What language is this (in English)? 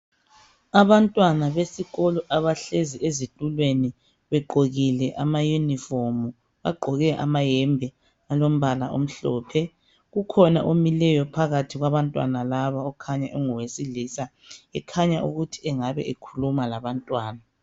North Ndebele